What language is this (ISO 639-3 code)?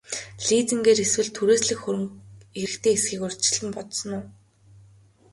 mon